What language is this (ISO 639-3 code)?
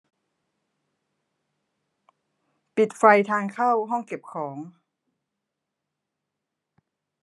tha